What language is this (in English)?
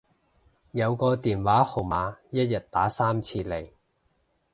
Cantonese